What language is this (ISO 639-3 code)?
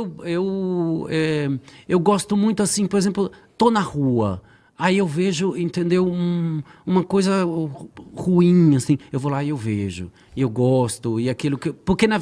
por